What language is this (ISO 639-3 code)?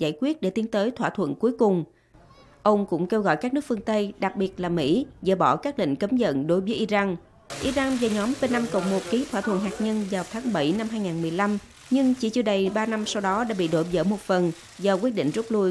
vie